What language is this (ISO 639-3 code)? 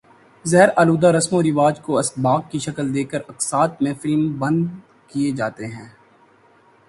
urd